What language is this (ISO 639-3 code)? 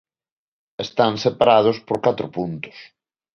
glg